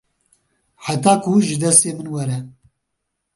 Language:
Kurdish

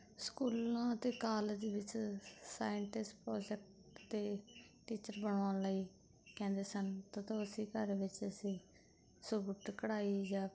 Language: Punjabi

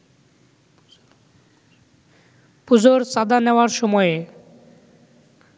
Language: Bangla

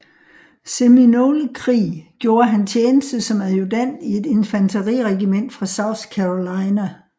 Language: Danish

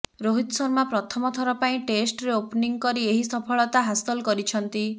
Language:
Odia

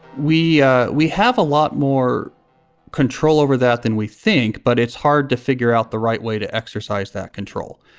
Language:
English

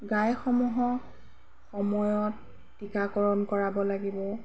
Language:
Assamese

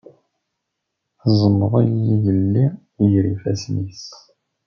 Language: Kabyle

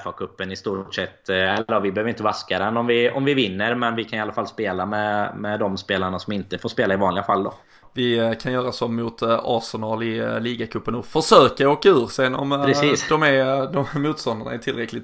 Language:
Swedish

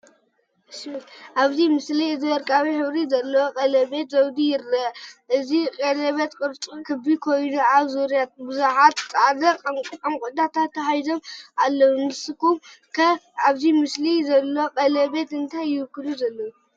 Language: Tigrinya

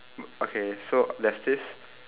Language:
English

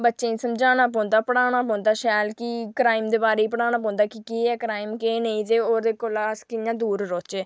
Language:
Dogri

